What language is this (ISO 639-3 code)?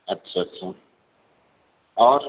urd